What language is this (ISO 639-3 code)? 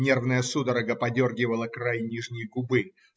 rus